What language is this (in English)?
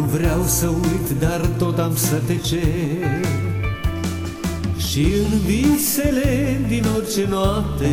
Romanian